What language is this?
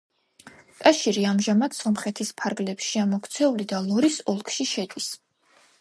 Georgian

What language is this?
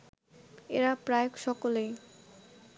Bangla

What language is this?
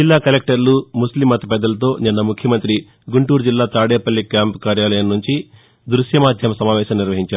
Telugu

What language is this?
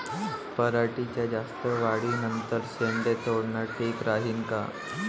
Marathi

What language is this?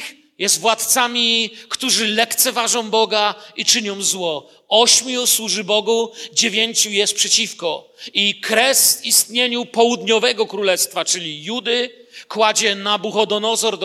Polish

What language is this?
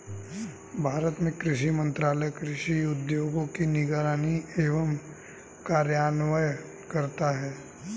Hindi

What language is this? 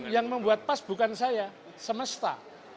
Indonesian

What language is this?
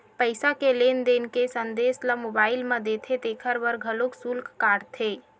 Chhattisgarhi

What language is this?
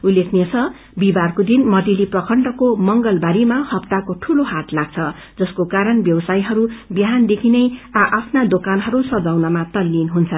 Nepali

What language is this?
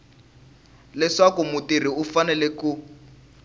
Tsonga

